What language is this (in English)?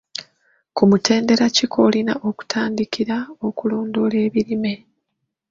Ganda